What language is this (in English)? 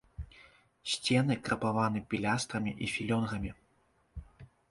Belarusian